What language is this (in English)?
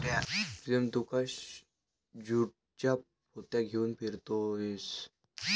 Marathi